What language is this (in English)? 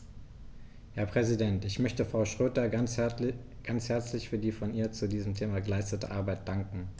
German